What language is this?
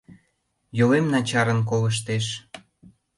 Mari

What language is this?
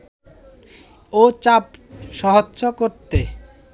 Bangla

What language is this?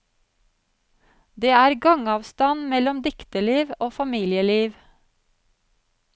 Norwegian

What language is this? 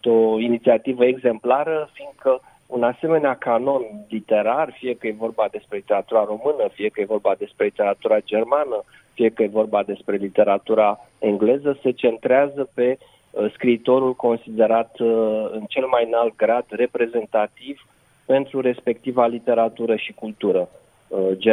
Romanian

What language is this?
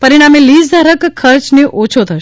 Gujarati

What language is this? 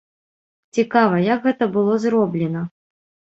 Belarusian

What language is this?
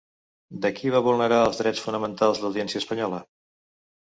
Catalan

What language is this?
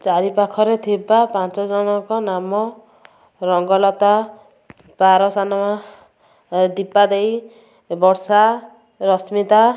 Odia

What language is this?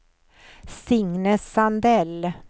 Swedish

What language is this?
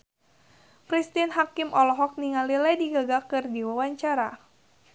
Sundanese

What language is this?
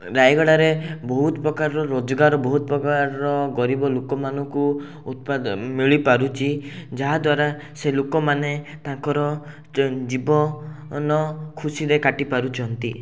Odia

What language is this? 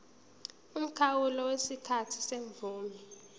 Zulu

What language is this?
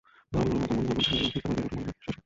Bangla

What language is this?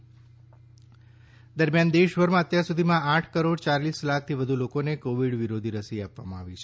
Gujarati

